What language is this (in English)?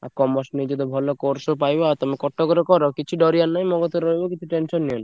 Odia